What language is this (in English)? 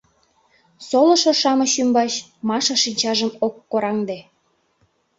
Mari